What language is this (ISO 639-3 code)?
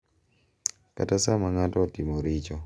luo